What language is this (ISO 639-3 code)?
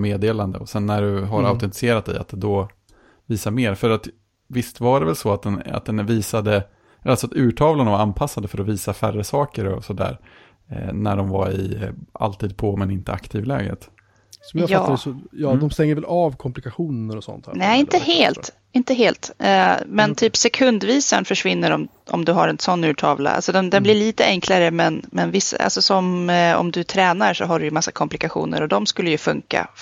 swe